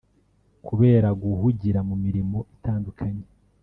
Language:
Kinyarwanda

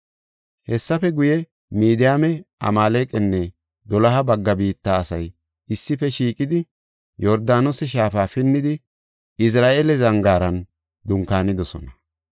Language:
Gofa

